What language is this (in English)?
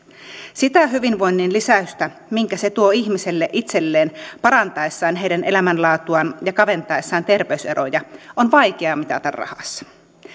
Finnish